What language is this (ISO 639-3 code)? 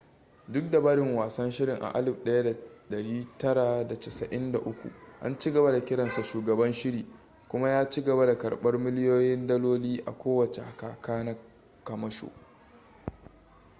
hau